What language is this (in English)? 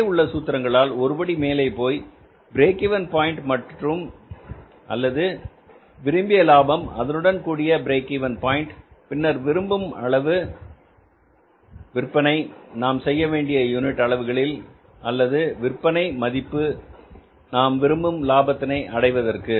Tamil